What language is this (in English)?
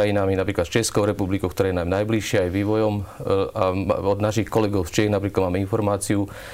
Slovak